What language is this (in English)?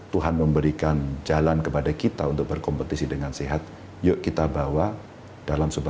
Indonesian